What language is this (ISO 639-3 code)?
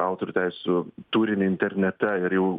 lit